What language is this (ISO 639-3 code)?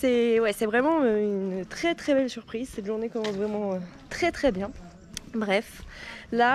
fra